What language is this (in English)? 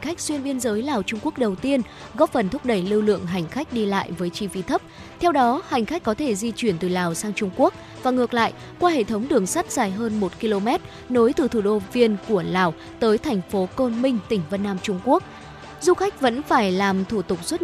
Vietnamese